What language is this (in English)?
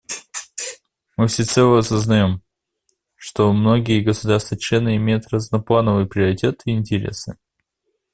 Russian